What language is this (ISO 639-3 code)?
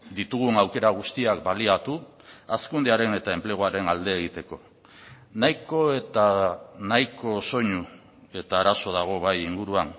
eus